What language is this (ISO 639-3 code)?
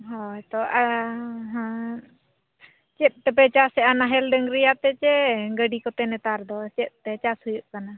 sat